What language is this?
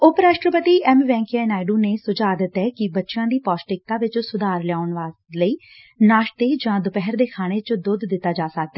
Punjabi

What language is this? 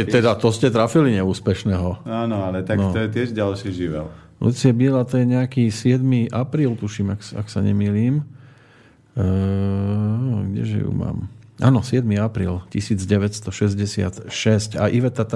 Slovak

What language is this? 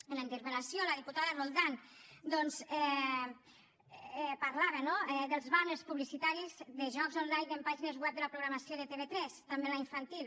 Catalan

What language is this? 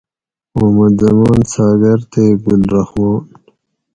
Gawri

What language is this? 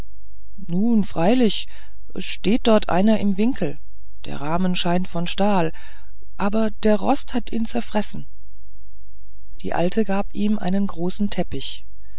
German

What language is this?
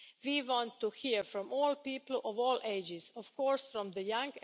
English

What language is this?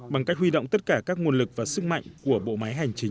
Vietnamese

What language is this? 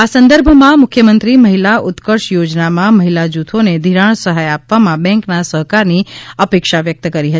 Gujarati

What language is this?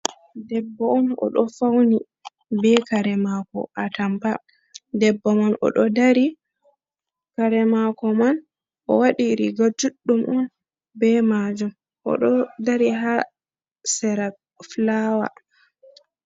Fula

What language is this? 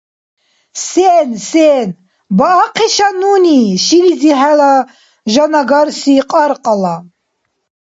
Dargwa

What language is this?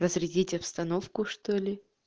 Russian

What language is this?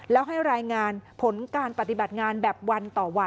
Thai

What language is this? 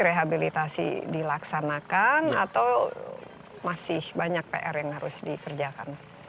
Indonesian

